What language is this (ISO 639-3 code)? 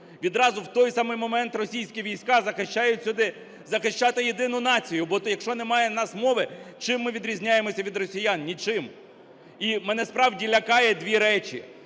ukr